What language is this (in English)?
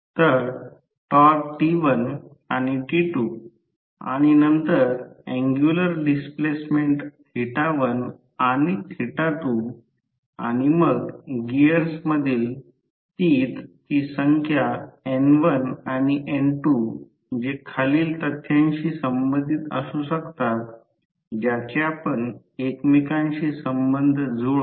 Marathi